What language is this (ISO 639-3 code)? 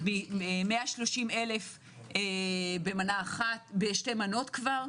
heb